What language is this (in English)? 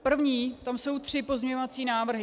Czech